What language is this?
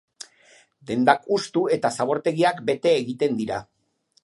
Basque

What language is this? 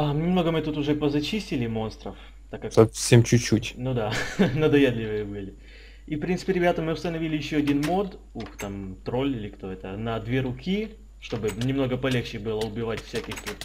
Russian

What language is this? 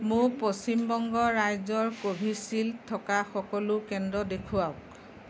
Assamese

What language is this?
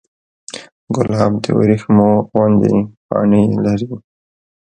Pashto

